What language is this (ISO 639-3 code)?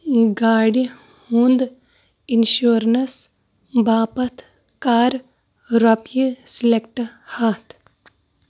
kas